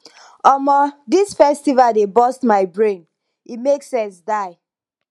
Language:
Nigerian Pidgin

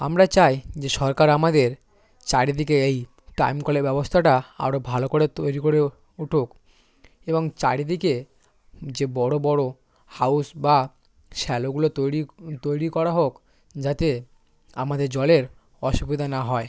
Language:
Bangla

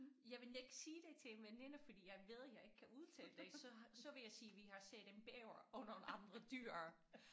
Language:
Danish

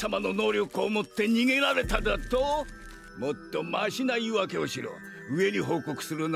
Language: Japanese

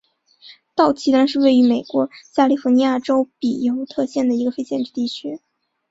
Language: Chinese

